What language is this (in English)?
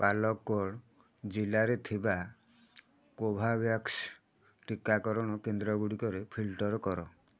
Odia